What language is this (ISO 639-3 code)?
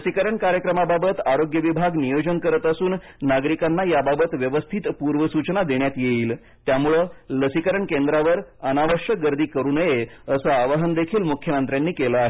mar